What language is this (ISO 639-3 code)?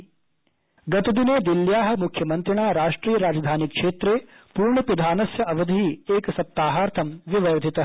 san